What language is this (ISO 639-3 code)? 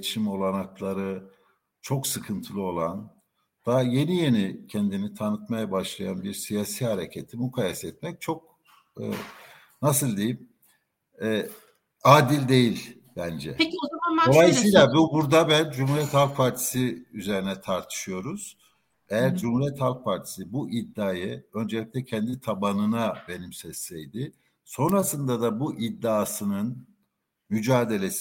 tur